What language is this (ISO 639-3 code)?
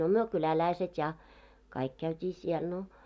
fin